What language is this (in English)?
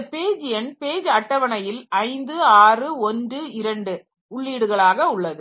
Tamil